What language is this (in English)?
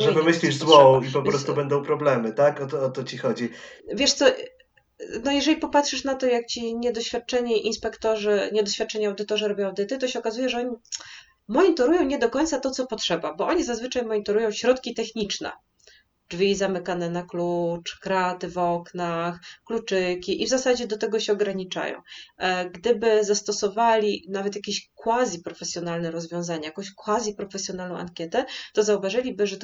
Polish